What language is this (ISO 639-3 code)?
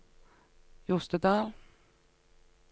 nor